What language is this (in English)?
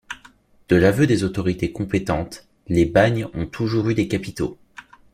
French